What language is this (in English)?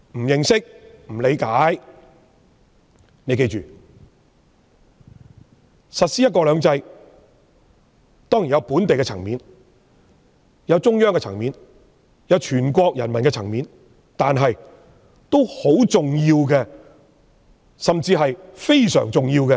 Cantonese